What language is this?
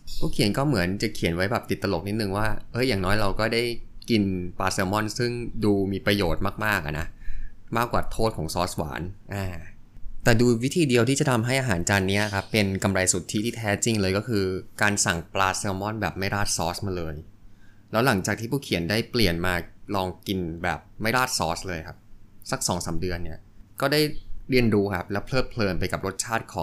Thai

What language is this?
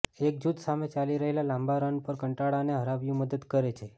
Gujarati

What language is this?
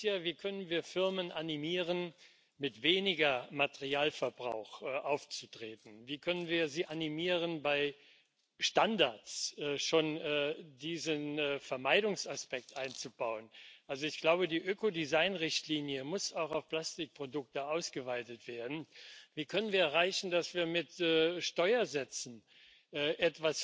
German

